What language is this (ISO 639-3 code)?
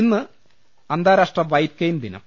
mal